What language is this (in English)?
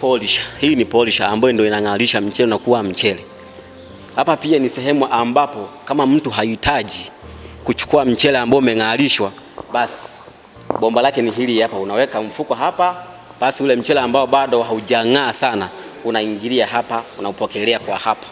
Swahili